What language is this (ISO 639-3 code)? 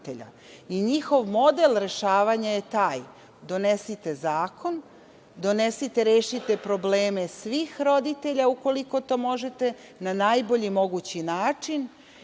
srp